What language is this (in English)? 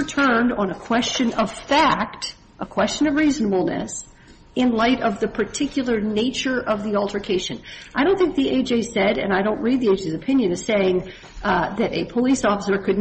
English